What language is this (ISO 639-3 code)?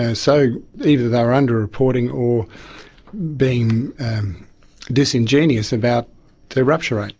eng